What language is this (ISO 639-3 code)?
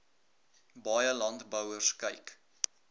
afr